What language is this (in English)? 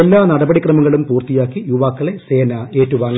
Malayalam